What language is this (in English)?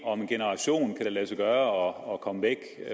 Danish